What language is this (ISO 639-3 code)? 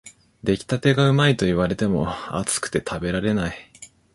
jpn